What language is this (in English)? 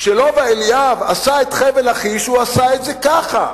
Hebrew